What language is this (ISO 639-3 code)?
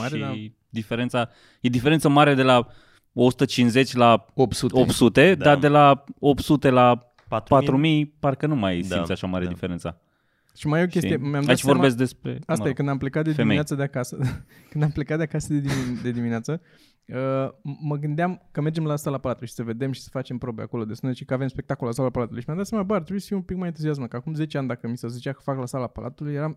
ron